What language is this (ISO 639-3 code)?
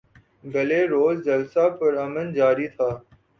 urd